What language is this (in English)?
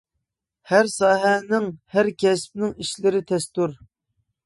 Uyghur